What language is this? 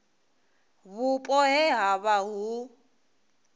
Venda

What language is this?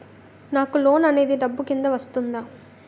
Telugu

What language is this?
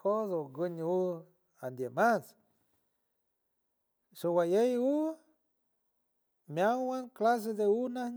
San Francisco Del Mar Huave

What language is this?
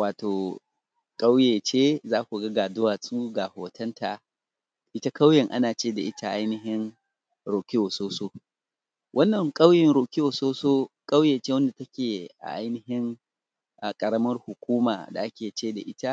Hausa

